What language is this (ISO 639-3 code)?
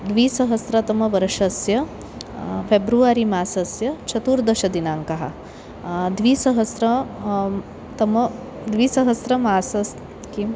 san